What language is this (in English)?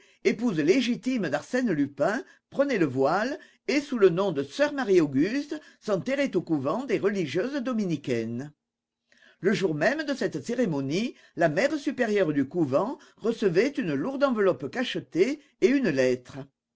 French